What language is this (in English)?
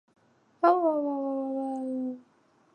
Chinese